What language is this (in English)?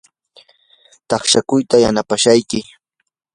Yanahuanca Pasco Quechua